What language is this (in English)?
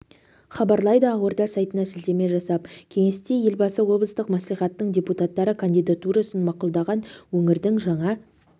Kazakh